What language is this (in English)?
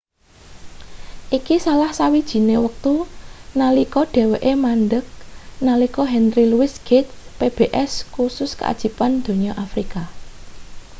Javanese